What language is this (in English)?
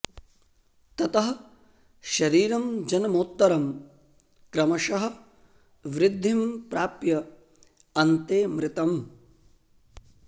Sanskrit